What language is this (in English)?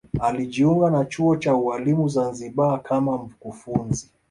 Swahili